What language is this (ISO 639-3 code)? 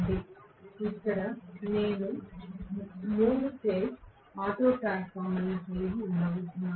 tel